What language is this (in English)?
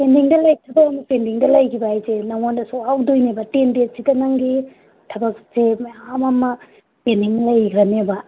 Manipuri